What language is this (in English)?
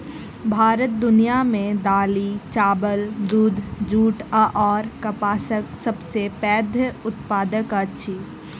Maithili